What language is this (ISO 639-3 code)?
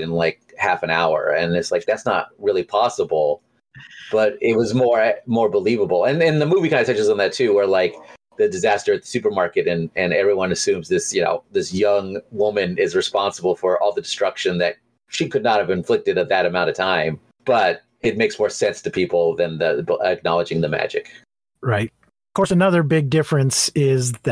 eng